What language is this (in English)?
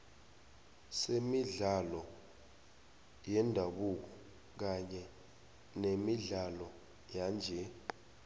South Ndebele